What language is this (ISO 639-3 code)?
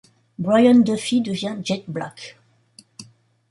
fra